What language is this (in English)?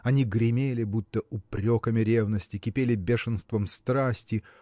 Russian